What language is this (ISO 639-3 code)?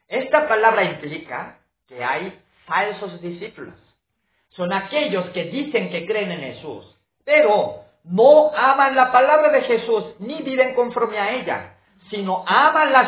spa